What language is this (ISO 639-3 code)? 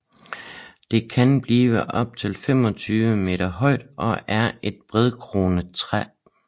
dan